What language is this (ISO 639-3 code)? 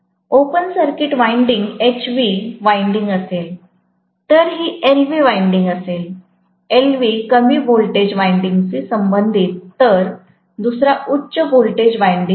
mar